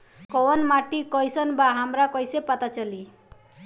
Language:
Bhojpuri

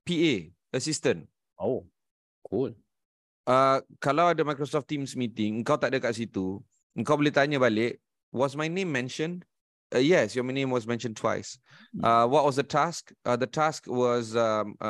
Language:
Malay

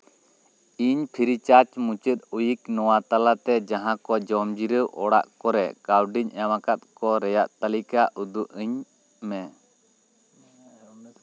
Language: Santali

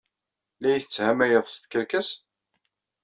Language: Kabyle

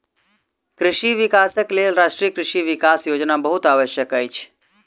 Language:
Maithili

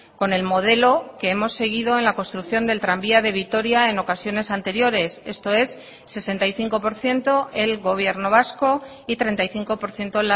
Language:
Spanish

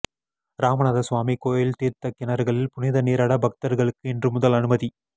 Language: Tamil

